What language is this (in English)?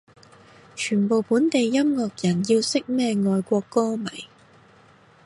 Cantonese